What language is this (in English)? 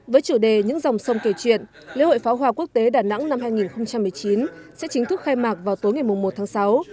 Vietnamese